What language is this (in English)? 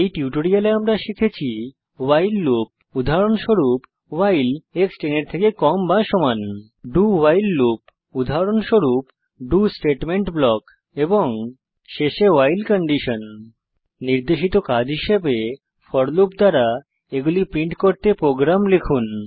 Bangla